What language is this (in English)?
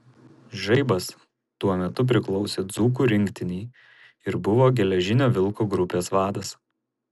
Lithuanian